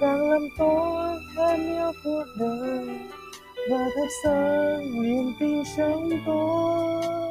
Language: Vietnamese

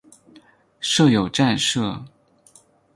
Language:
Chinese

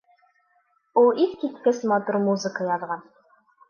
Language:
Bashkir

